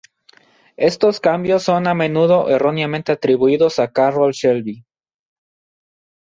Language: Spanish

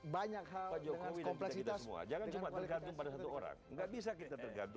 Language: Indonesian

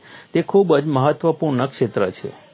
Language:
Gujarati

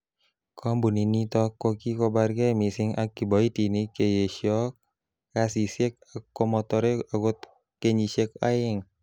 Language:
Kalenjin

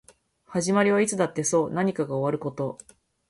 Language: Japanese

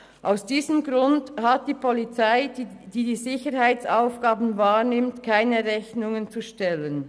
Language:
Swiss German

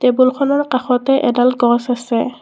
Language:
Assamese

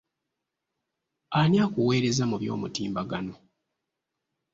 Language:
Ganda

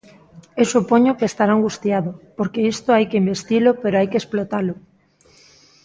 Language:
Galician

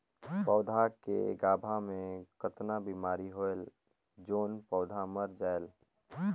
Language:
Chhattisgarhi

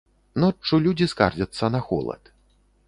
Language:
Belarusian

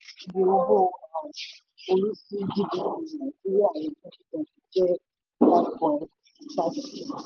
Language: Yoruba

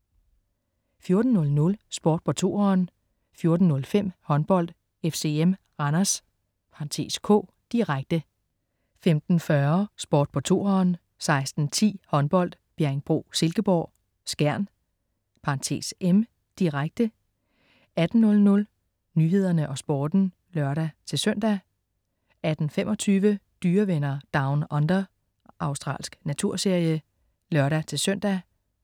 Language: Danish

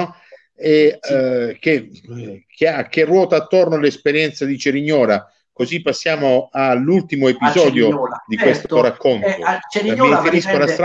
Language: Italian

